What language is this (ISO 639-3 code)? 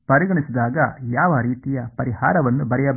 kan